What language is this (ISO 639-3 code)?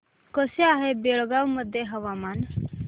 mar